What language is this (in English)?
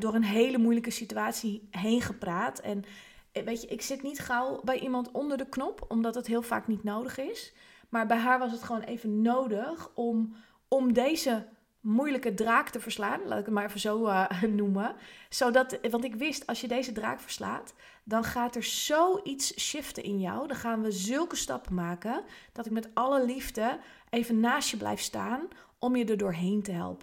Dutch